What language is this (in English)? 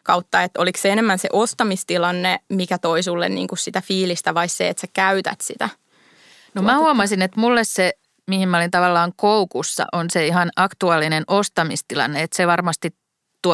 Finnish